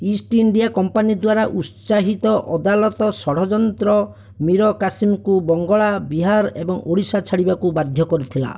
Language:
Odia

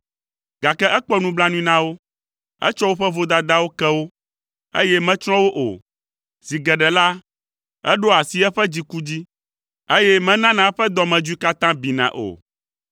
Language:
Ewe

